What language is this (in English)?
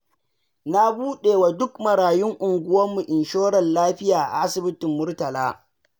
Hausa